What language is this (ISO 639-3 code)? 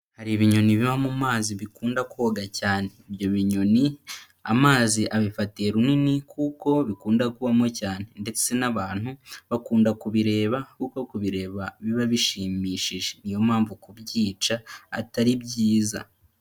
kin